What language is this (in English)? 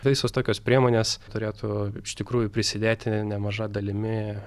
Lithuanian